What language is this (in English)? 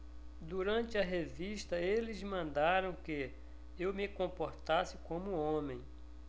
Portuguese